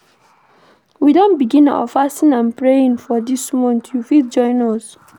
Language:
Nigerian Pidgin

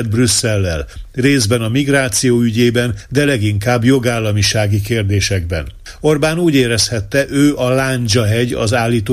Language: Hungarian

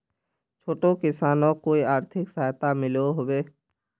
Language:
Magahi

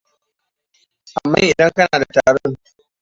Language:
Hausa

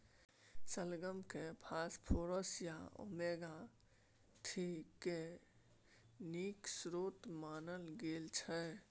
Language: Maithili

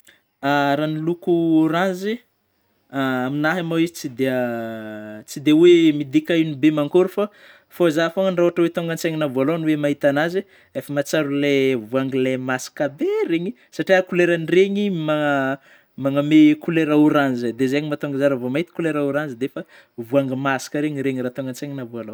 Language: Northern Betsimisaraka Malagasy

